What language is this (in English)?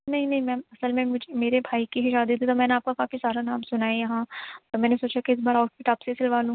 Urdu